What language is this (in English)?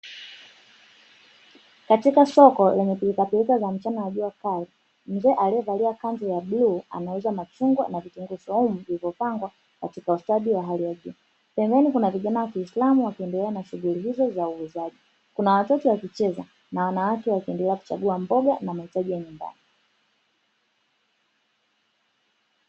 Swahili